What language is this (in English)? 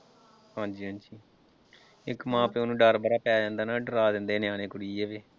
Punjabi